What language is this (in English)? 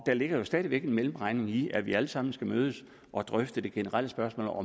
Danish